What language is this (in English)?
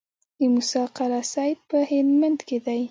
Pashto